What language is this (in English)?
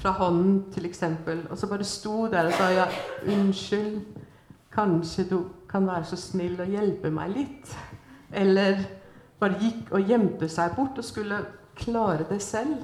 Swedish